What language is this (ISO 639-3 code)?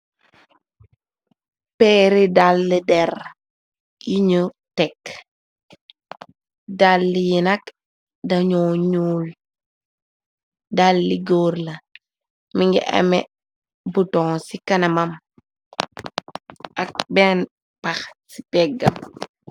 wol